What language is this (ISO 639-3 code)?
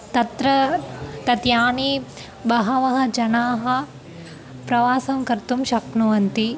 san